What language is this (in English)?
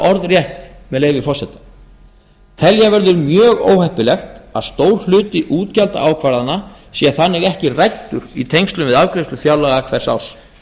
Icelandic